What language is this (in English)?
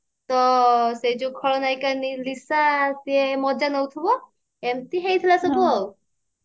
Odia